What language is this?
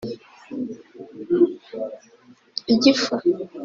Kinyarwanda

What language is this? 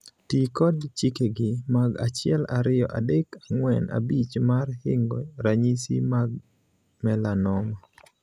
Luo (Kenya and Tanzania)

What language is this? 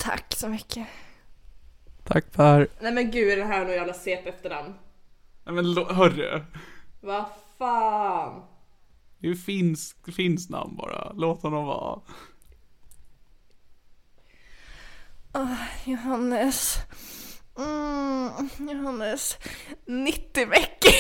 Swedish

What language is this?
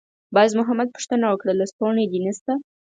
Pashto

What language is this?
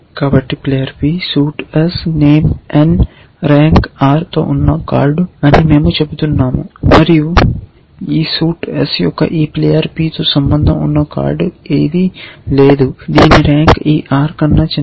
Telugu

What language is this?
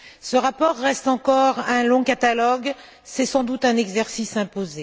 French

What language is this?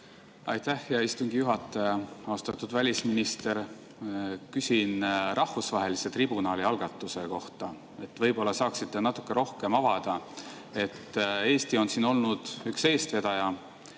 Estonian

